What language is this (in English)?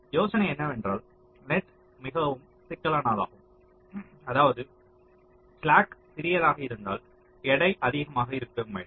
Tamil